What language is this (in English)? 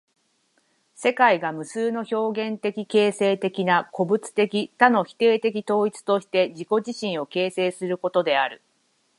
Japanese